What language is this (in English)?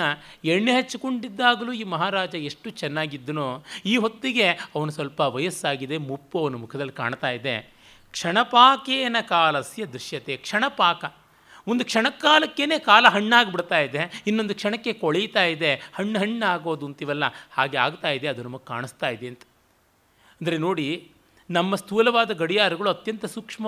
Kannada